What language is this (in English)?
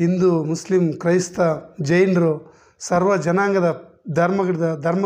Hindi